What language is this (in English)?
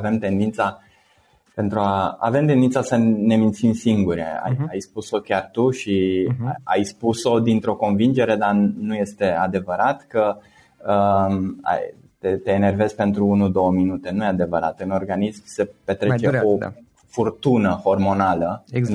Romanian